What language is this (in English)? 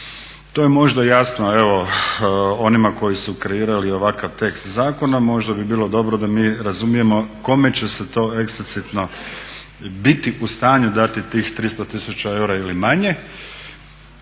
Croatian